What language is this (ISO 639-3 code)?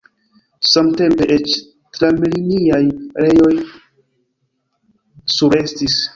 epo